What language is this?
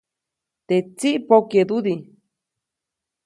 Copainalá Zoque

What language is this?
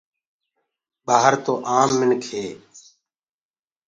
Gurgula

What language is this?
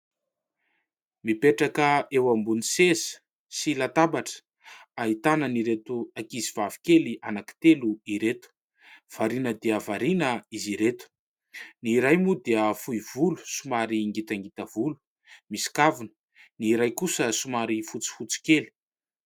Malagasy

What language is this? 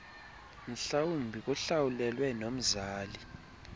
Xhosa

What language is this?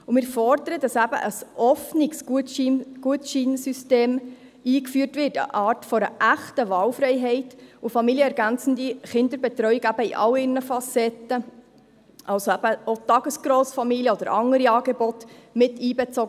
Swiss German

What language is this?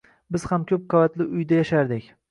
Uzbek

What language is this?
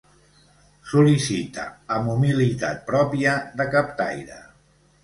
Catalan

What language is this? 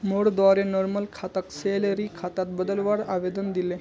Magahi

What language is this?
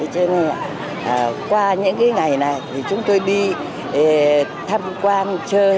Vietnamese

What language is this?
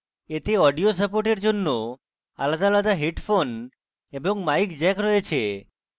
Bangla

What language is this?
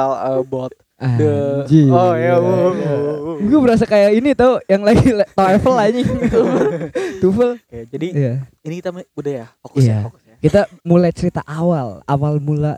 Indonesian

